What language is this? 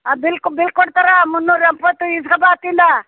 Kannada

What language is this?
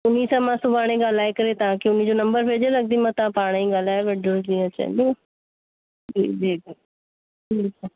Sindhi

